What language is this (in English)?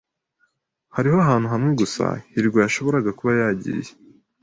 Kinyarwanda